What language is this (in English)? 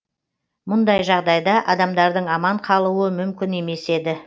Kazakh